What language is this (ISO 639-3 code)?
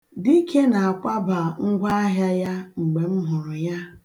ibo